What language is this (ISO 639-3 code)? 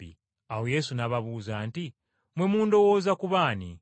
lug